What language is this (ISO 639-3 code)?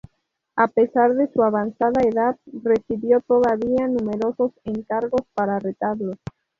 spa